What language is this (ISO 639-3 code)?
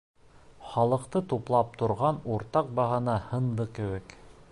bak